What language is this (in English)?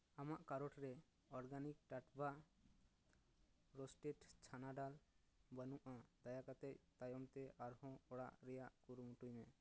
Santali